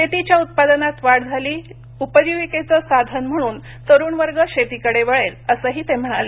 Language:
Marathi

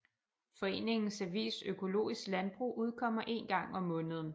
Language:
Danish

